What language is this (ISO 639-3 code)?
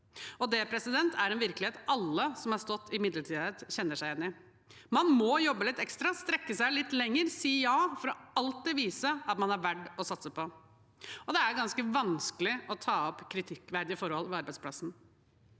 nor